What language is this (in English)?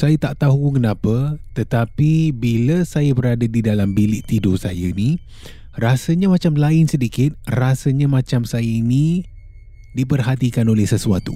Malay